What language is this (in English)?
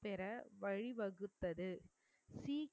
Tamil